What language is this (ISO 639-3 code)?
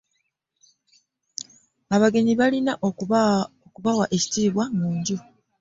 lug